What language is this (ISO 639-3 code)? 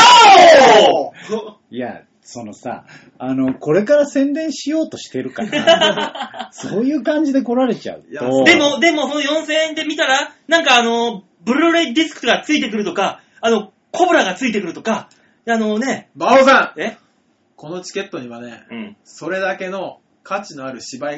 jpn